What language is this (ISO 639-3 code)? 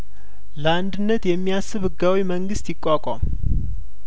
amh